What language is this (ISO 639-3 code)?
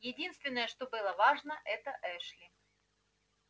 rus